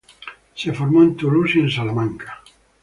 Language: Spanish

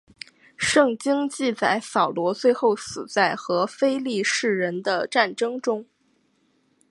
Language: Chinese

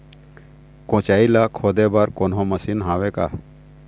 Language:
Chhattisgarhi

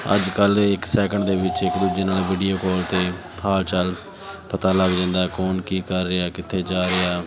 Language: Punjabi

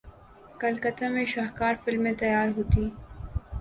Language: Urdu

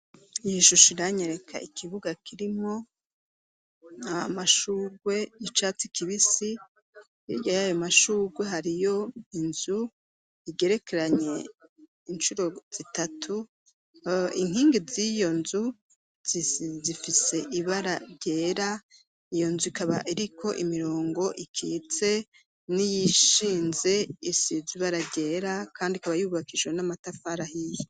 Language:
Rundi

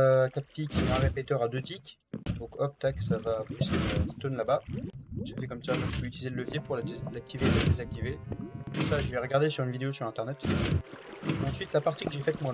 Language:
French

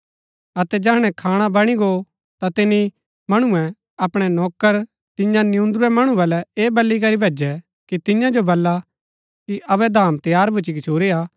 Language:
Gaddi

